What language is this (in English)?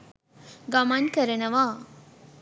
Sinhala